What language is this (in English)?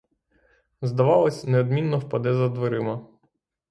Ukrainian